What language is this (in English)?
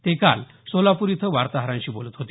Marathi